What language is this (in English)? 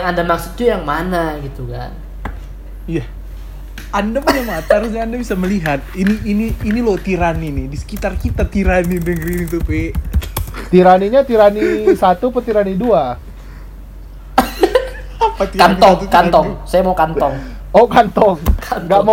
Indonesian